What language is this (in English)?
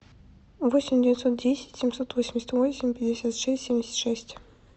Russian